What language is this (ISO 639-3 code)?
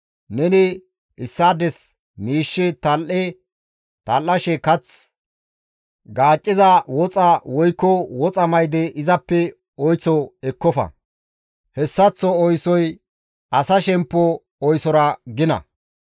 gmv